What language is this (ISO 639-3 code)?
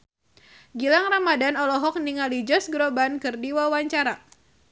sun